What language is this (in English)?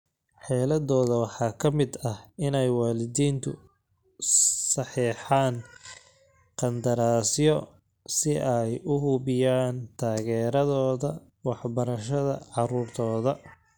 Somali